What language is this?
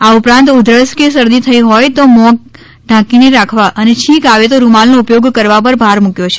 Gujarati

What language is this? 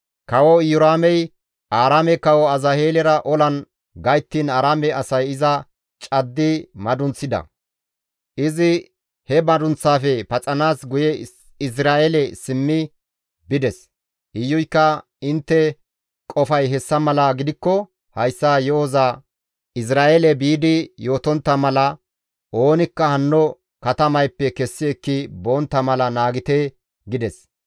Gamo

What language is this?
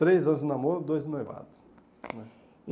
Portuguese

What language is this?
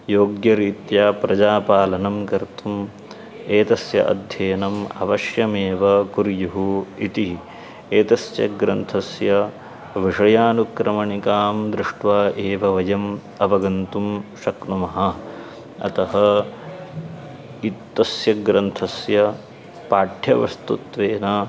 Sanskrit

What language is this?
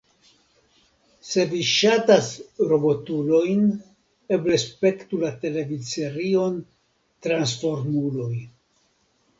Esperanto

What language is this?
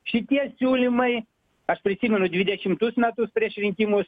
Lithuanian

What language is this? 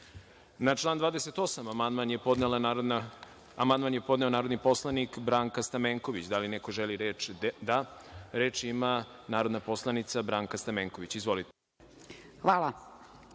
Serbian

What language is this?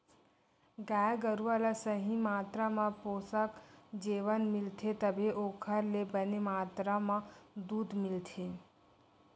Chhattisgarhi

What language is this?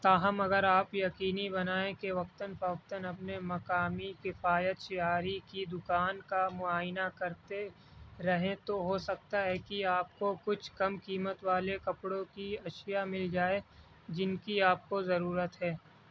Urdu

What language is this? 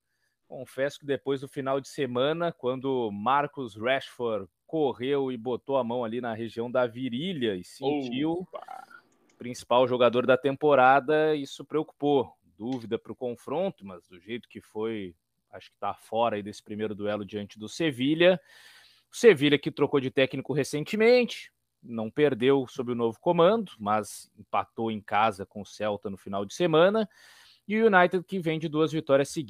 Portuguese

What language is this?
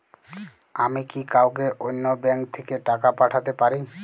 Bangla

